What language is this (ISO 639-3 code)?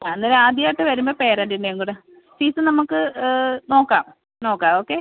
mal